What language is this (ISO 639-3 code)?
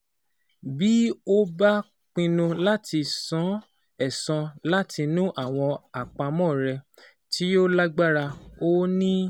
yor